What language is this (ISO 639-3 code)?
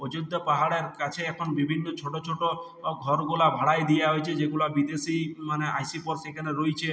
ben